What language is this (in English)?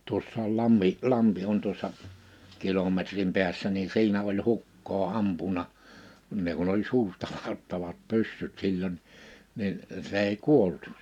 Finnish